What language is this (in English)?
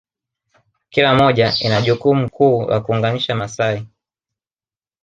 Swahili